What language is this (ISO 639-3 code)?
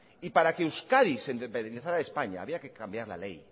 spa